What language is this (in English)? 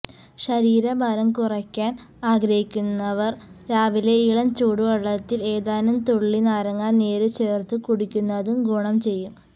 Malayalam